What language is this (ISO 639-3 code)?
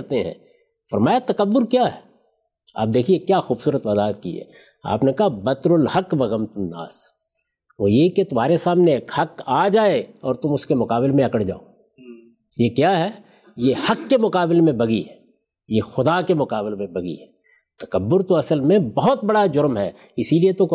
urd